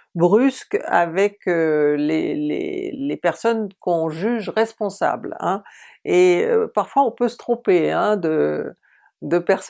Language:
French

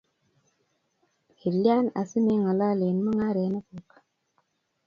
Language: Kalenjin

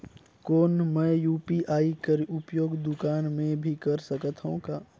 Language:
Chhattisgarhi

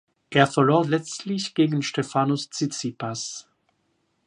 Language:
German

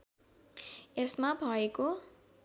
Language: Nepali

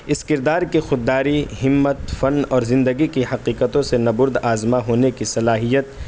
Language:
Urdu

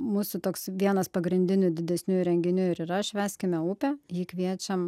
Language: Lithuanian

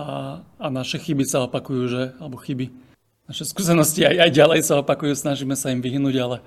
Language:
Slovak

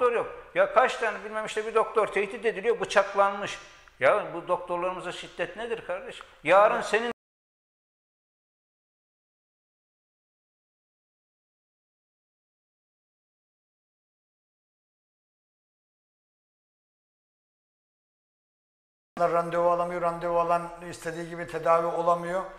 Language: Turkish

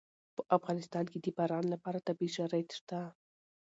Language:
Pashto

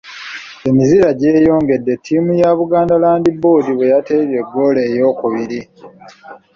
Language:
Ganda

